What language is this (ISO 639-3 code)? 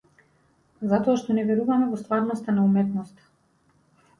mkd